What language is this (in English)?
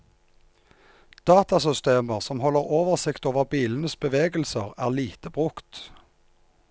Norwegian